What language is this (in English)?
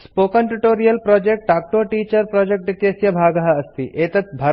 Sanskrit